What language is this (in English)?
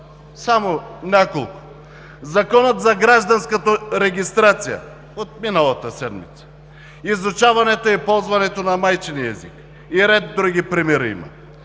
Bulgarian